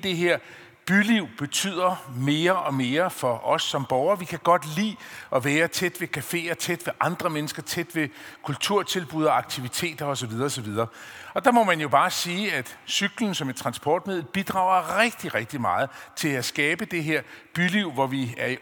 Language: Danish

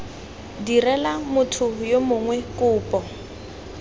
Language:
Tswana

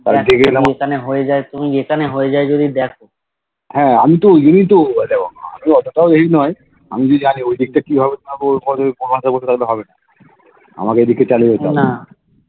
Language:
Bangla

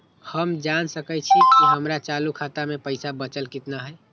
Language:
Magahi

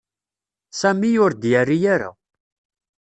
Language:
Kabyle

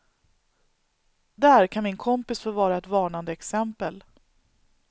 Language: Swedish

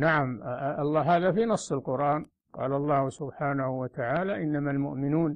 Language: Arabic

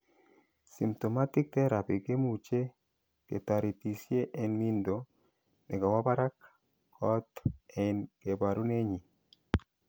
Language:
Kalenjin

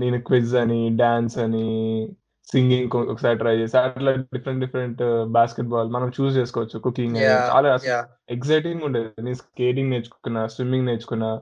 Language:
Telugu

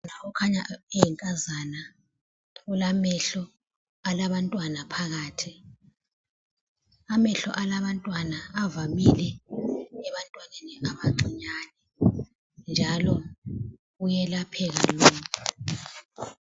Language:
North Ndebele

